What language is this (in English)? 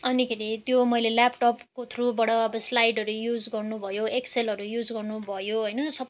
Nepali